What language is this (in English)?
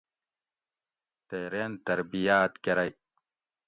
Gawri